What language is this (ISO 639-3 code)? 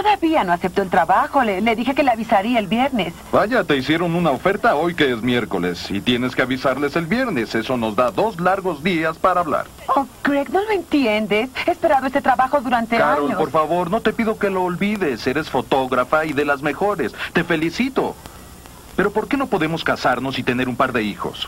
spa